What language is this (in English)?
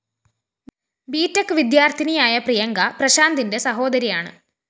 Malayalam